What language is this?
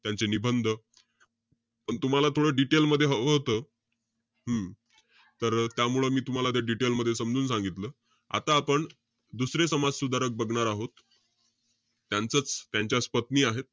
Marathi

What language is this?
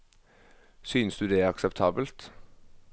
Norwegian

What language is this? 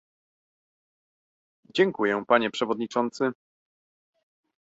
Polish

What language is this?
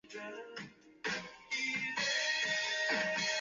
Chinese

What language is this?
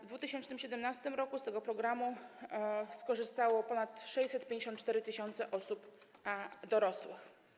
Polish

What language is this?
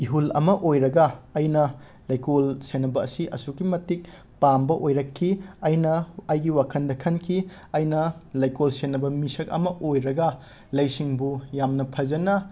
Manipuri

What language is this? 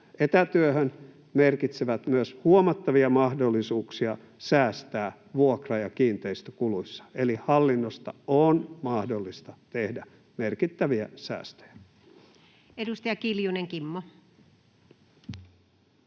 Finnish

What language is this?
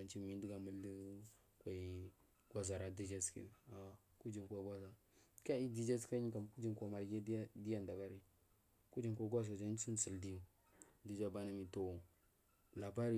Marghi South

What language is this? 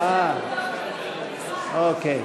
Hebrew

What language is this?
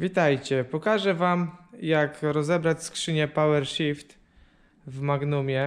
Polish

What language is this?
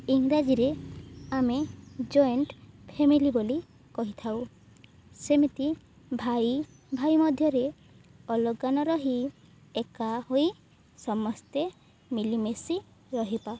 Odia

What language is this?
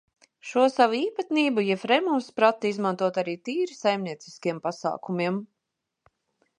Latvian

